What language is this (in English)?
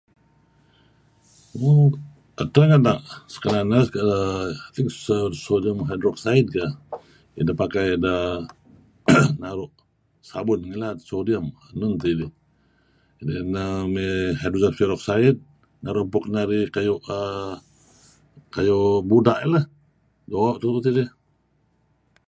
Kelabit